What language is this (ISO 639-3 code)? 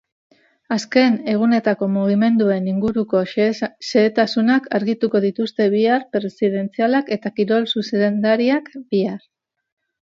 eus